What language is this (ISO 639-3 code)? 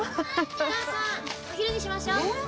jpn